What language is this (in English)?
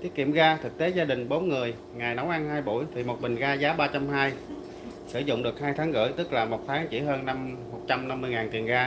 Vietnamese